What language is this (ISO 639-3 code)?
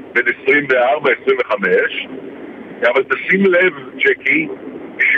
heb